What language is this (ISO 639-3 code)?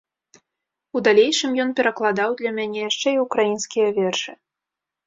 bel